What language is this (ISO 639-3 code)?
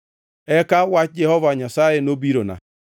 luo